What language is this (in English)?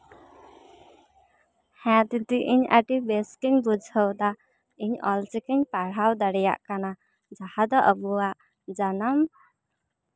Santali